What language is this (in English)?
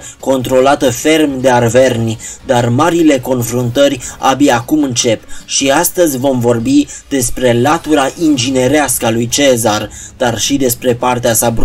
Romanian